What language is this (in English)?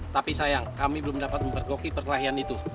Indonesian